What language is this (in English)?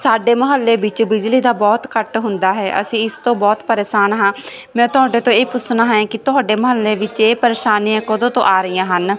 Punjabi